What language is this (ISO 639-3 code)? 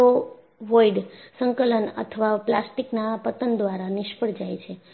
guj